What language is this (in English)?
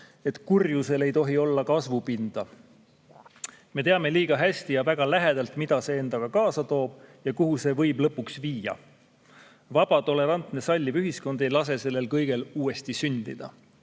Estonian